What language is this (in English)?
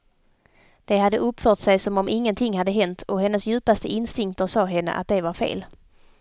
Swedish